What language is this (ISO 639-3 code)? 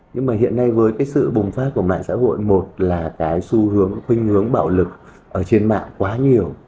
vie